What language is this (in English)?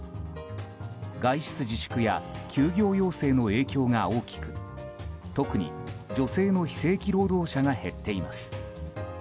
Japanese